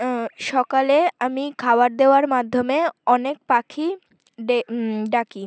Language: Bangla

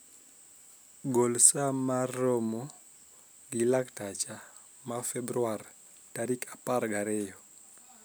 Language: Luo (Kenya and Tanzania)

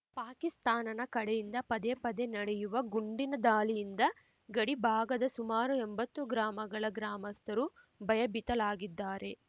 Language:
Kannada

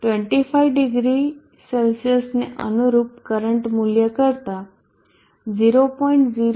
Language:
Gujarati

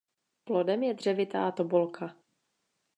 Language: Czech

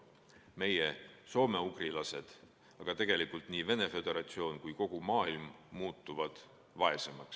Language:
Estonian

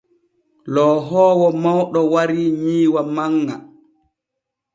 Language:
Borgu Fulfulde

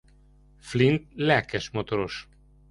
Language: Hungarian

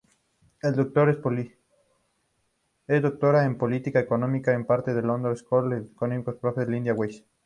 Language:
Spanish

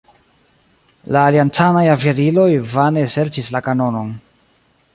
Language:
Esperanto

